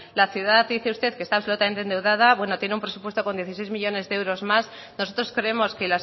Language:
Spanish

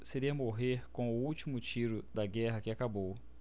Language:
Portuguese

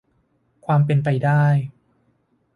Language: Thai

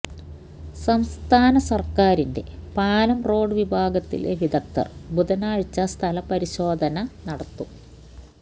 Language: Malayalam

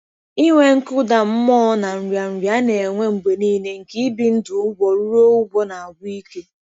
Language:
Igbo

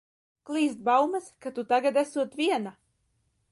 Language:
Latvian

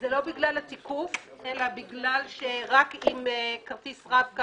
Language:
Hebrew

